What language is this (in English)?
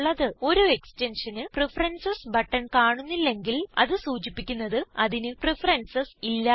Malayalam